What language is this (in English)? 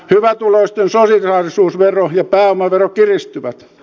Finnish